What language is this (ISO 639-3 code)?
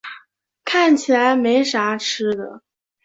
zho